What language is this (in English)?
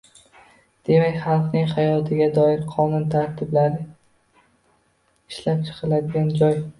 Uzbek